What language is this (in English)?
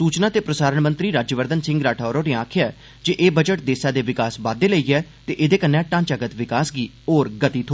Dogri